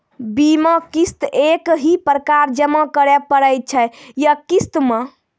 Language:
Maithili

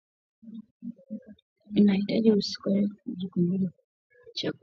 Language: Swahili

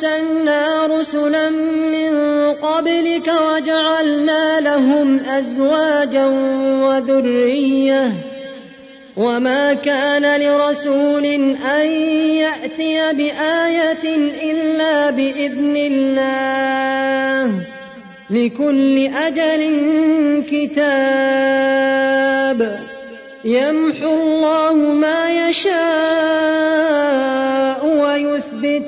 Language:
Arabic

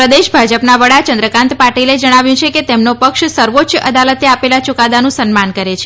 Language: Gujarati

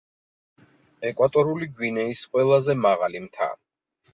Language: Georgian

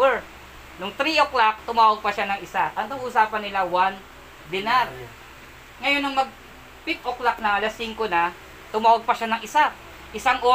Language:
Filipino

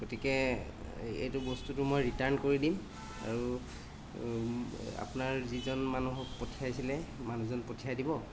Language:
Assamese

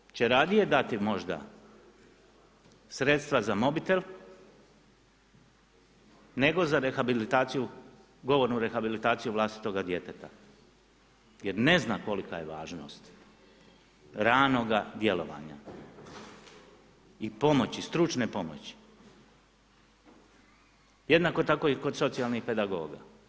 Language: Croatian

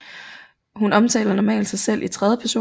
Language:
Danish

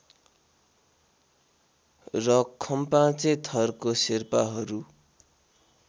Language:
Nepali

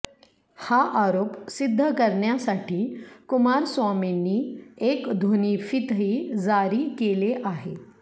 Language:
Marathi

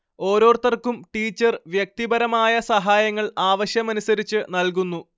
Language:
Malayalam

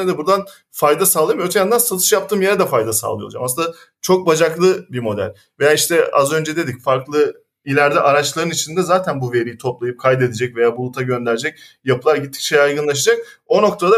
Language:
Turkish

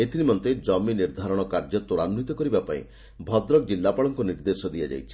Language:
Odia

